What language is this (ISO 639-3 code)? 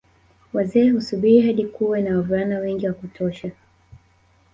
swa